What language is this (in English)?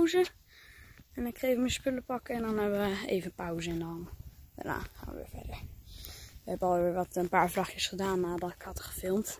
Dutch